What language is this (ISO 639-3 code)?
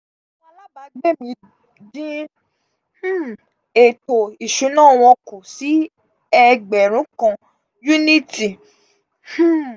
yor